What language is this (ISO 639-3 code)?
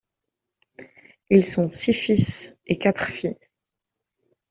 fra